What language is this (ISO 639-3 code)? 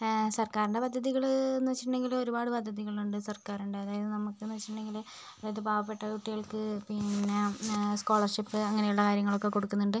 mal